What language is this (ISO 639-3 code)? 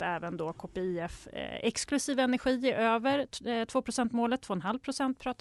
swe